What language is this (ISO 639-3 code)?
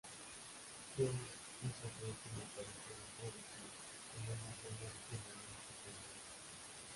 spa